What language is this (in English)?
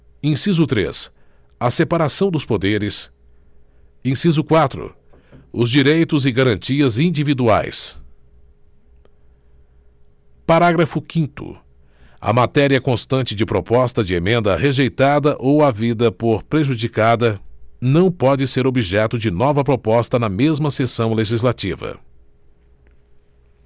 Portuguese